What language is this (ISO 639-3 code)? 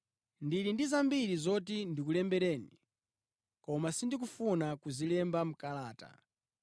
nya